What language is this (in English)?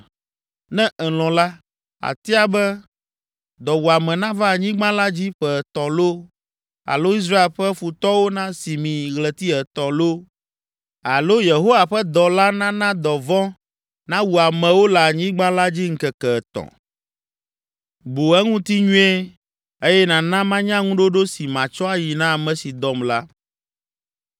Ewe